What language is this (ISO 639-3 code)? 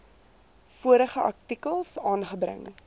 afr